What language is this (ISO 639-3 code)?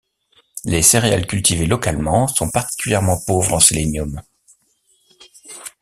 fra